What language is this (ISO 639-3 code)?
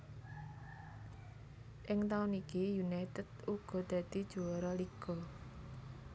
jav